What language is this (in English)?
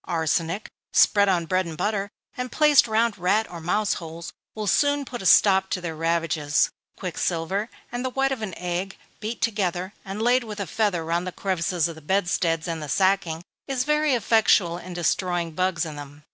English